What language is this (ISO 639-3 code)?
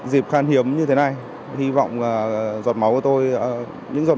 vie